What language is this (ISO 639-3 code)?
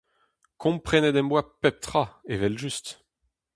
bre